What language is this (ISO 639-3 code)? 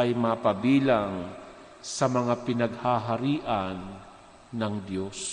fil